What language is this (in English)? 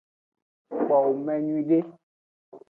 Aja (Benin)